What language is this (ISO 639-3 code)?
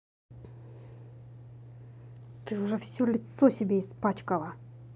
rus